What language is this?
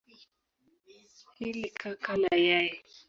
Swahili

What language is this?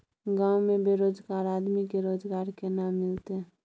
Maithili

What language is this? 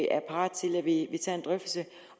Danish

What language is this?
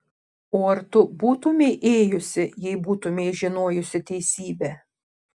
Lithuanian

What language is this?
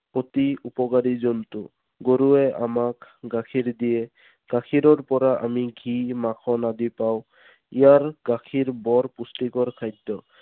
Assamese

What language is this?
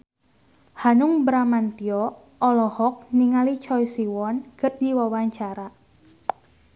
Sundanese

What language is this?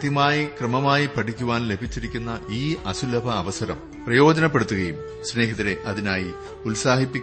Malayalam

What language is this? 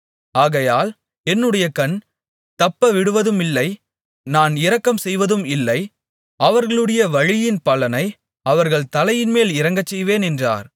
Tamil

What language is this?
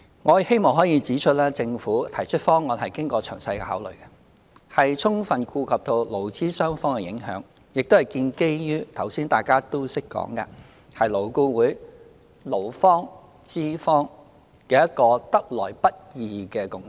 Cantonese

